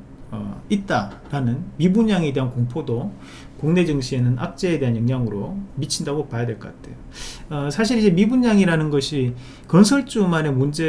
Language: Korean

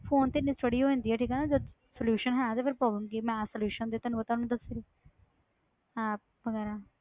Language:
Punjabi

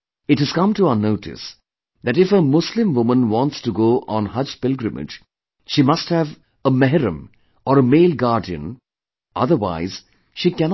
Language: English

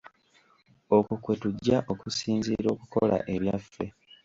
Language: Ganda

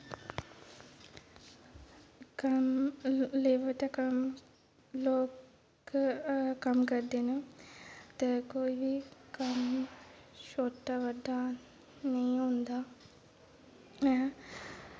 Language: Dogri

